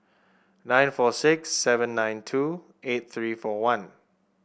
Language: English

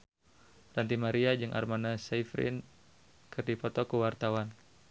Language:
Sundanese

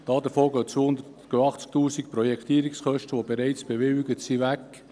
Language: Swiss German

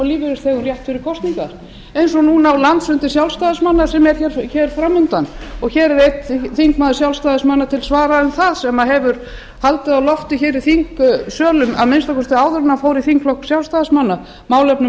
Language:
Icelandic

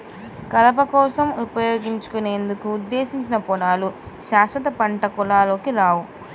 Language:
Telugu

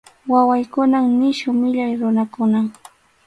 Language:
Arequipa-La Unión Quechua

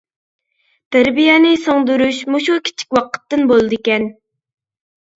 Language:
Uyghur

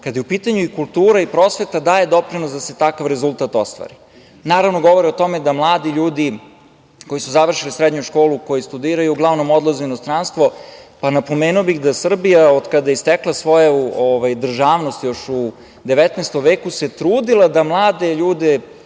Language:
Serbian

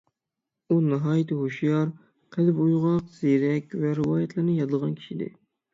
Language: Uyghur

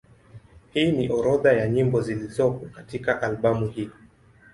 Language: Swahili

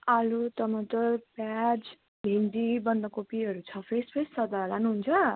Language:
Nepali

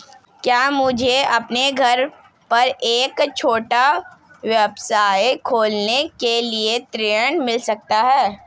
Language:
Hindi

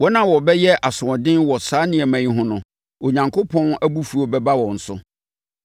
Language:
Akan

